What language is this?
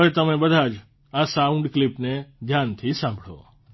Gujarati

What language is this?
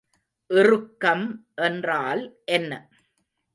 Tamil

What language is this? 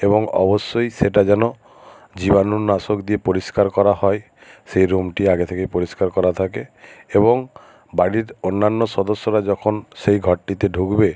Bangla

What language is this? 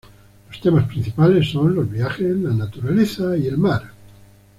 Spanish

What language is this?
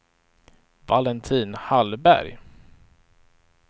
Swedish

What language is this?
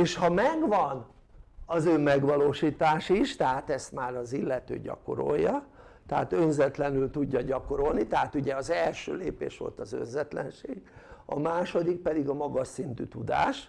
Hungarian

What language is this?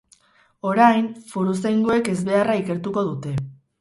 Basque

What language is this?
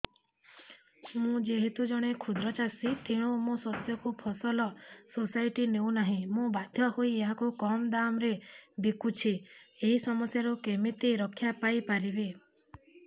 Odia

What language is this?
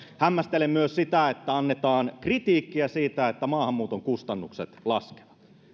Finnish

